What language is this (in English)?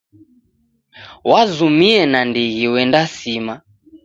Taita